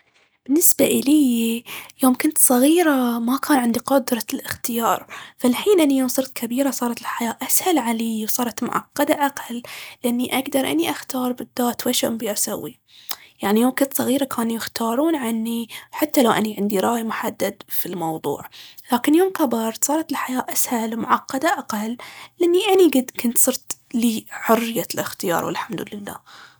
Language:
Baharna Arabic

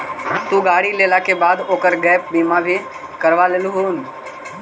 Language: Magahi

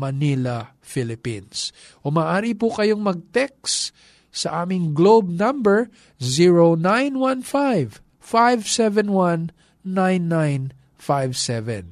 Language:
Filipino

